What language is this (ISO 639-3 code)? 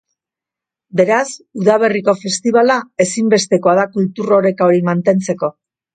eus